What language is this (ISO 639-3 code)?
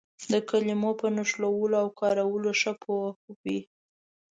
pus